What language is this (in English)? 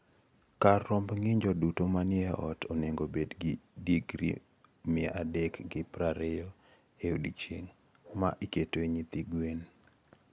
Luo (Kenya and Tanzania)